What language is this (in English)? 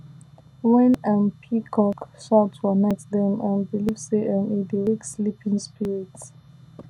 Nigerian Pidgin